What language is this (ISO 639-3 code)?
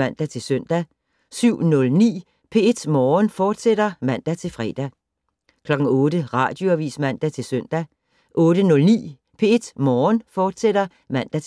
dan